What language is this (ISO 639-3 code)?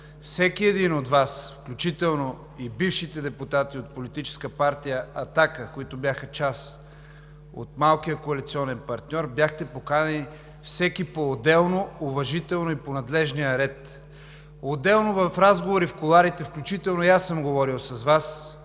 bul